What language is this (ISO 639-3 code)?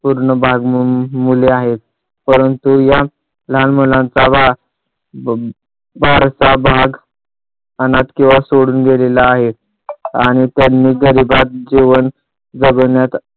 mar